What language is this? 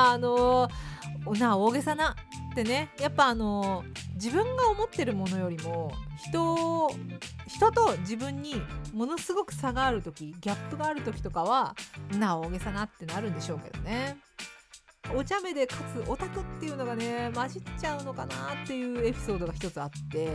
Japanese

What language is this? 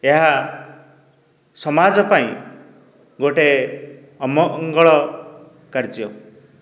Odia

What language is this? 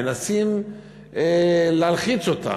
Hebrew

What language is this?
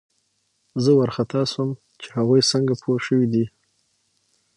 Pashto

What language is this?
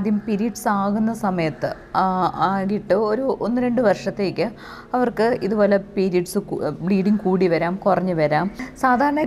Malayalam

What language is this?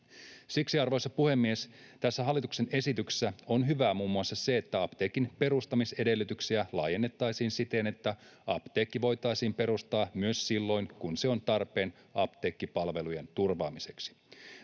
Finnish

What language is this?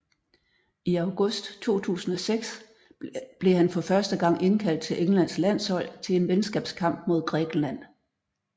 Danish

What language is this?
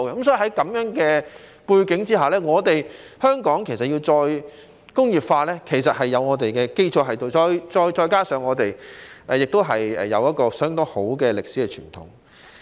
Cantonese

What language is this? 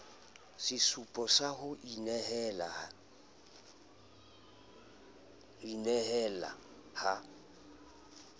Southern Sotho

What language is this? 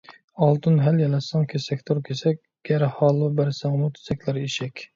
Uyghur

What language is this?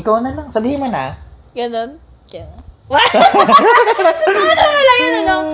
Filipino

